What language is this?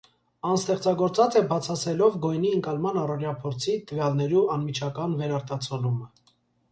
Armenian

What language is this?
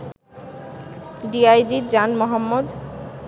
Bangla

